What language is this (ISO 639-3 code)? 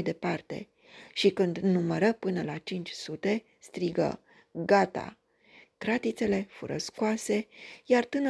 ron